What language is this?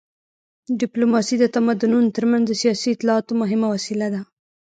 Pashto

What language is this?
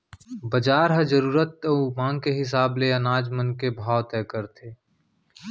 Chhattisgarhi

